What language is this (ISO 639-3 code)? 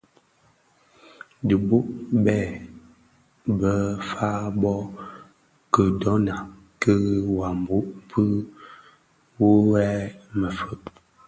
ksf